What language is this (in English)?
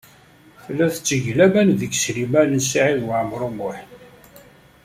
Kabyle